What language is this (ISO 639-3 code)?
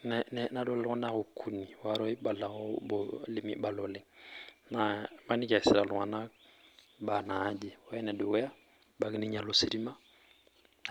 mas